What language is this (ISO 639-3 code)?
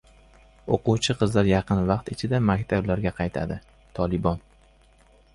uzb